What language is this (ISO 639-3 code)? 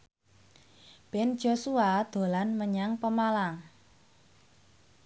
jav